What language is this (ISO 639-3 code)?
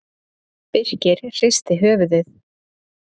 isl